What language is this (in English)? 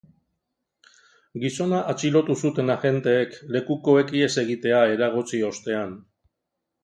Basque